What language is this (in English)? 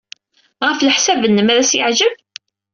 Kabyle